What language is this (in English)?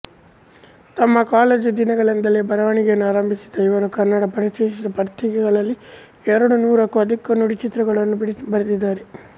Kannada